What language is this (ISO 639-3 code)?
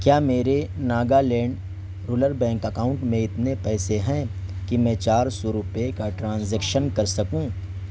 urd